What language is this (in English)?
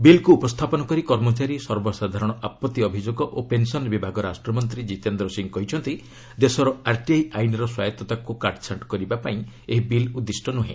Odia